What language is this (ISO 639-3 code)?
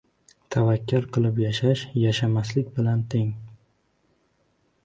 uzb